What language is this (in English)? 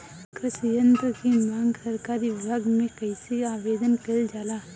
Bhojpuri